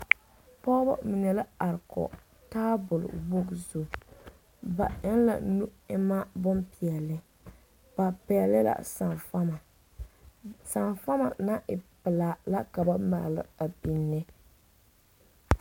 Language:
Southern Dagaare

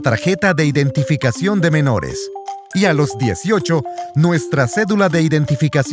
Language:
Spanish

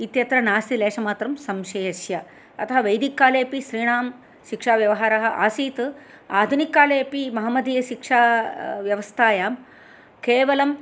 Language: Sanskrit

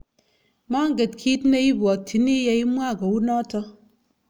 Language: Kalenjin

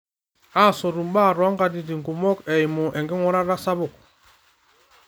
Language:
Masai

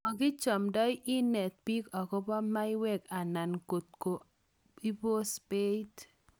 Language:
Kalenjin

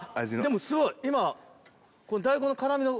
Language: Japanese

